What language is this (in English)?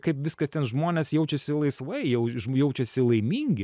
Lithuanian